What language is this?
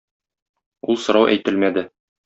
Tatar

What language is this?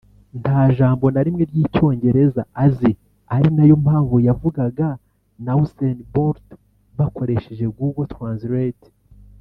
Kinyarwanda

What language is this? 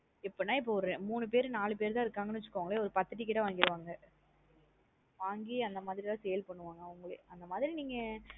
Tamil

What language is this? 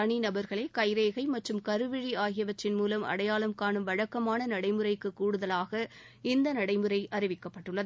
Tamil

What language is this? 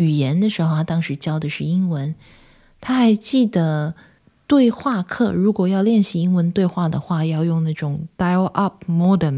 Chinese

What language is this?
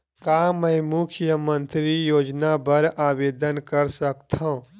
Chhattisgarhi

